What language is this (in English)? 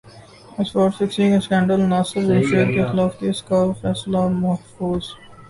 Urdu